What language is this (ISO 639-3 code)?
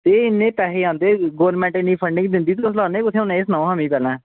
doi